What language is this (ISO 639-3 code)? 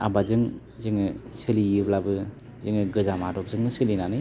brx